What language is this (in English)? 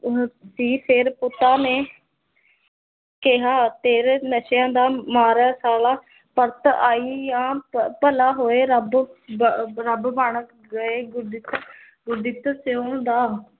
Punjabi